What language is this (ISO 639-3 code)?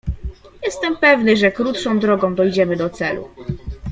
pol